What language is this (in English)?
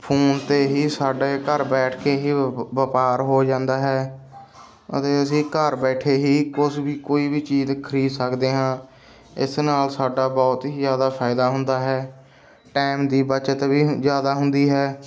Punjabi